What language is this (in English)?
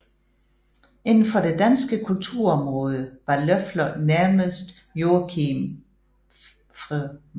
Danish